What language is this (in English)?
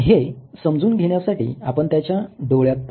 Marathi